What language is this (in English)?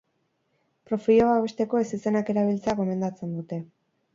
Basque